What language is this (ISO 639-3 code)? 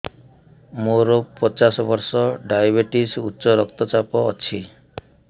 ori